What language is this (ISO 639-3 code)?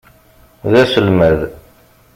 kab